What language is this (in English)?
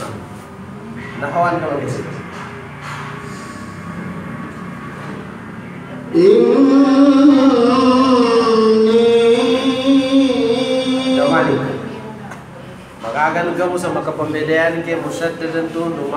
Arabic